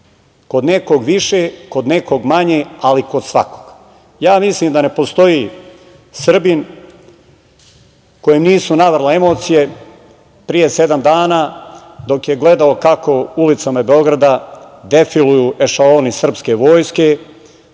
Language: Serbian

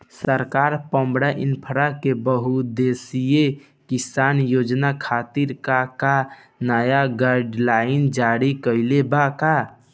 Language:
Bhojpuri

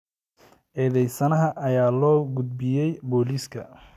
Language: Somali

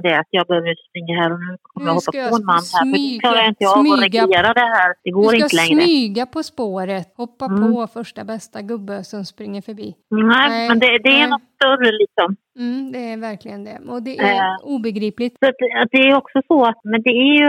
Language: Swedish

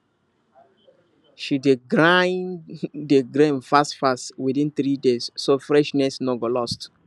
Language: Nigerian Pidgin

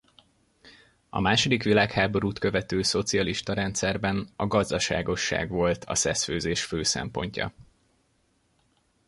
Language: Hungarian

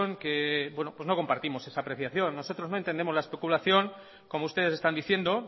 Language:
Spanish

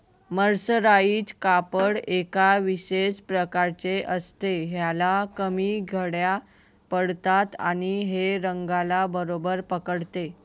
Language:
Marathi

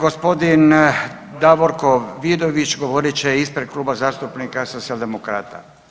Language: Croatian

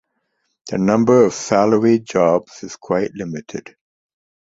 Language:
English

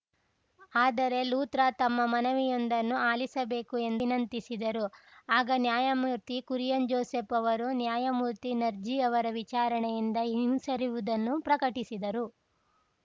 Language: Kannada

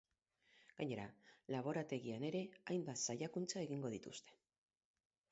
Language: Basque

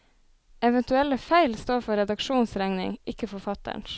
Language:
Norwegian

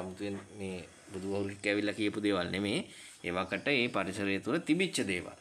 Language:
Indonesian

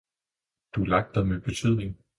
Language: Danish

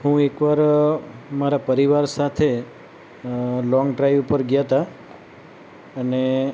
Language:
Gujarati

